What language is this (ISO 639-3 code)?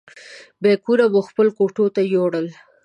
pus